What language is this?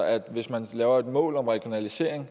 Danish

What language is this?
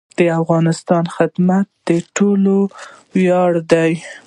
Pashto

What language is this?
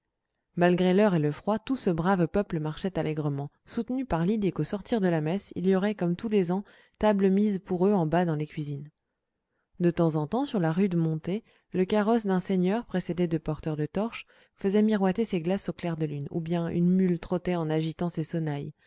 French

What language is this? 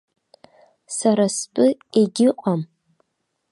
Abkhazian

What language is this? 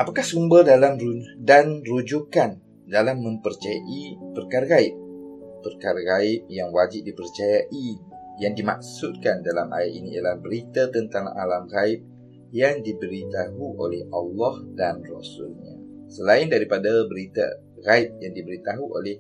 Malay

